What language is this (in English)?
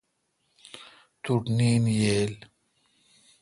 Kalkoti